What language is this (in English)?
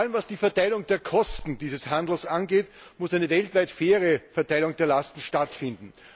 German